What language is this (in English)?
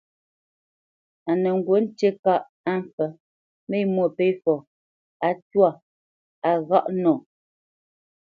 Bamenyam